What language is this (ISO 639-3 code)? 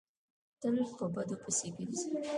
pus